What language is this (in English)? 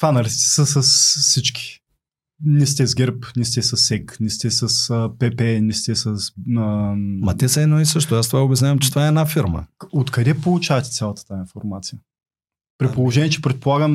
Bulgarian